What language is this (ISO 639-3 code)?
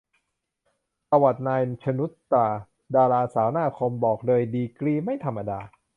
tha